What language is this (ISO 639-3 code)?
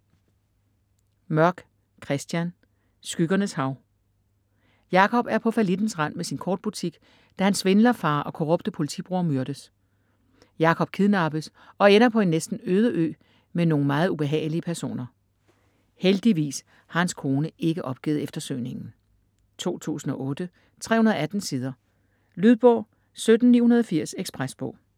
dan